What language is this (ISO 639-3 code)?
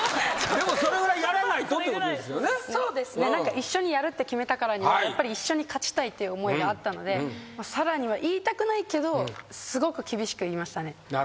jpn